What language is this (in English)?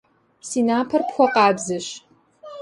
Kabardian